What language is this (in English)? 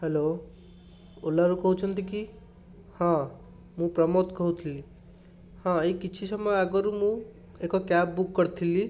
Odia